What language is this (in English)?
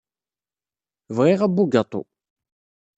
Kabyle